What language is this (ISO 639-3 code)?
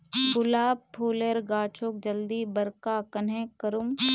mag